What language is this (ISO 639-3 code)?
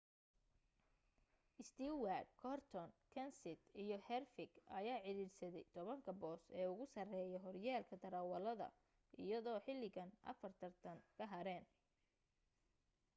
som